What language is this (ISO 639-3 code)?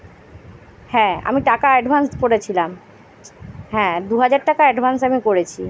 ben